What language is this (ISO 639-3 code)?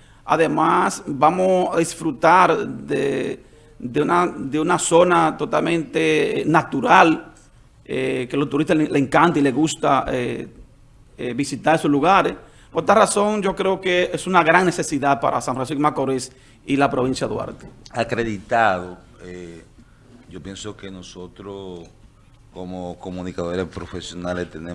spa